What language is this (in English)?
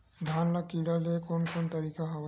Chhattisgarhi